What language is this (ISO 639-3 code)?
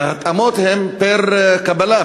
heb